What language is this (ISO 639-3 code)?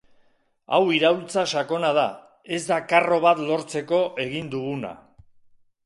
eus